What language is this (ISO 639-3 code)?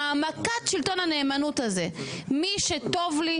heb